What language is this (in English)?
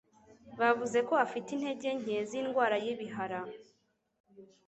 Kinyarwanda